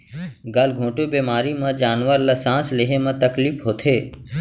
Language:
Chhattisgarhi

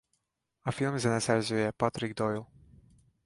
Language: Hungarian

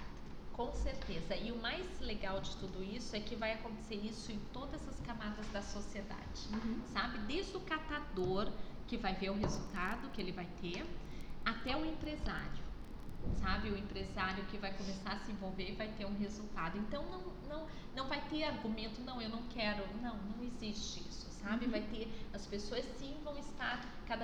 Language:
Portuguese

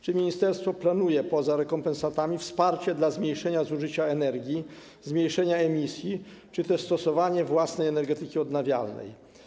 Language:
Polish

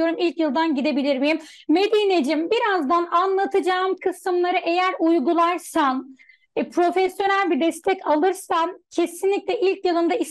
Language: Turkish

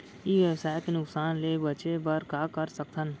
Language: Chhattisgarhi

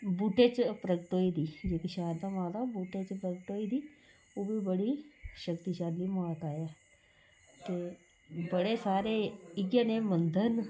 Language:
Dogri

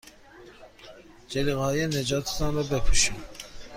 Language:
Persian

